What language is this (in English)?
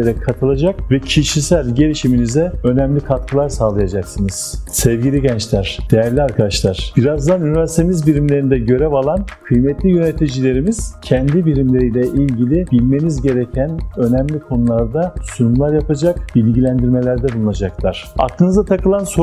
Turkish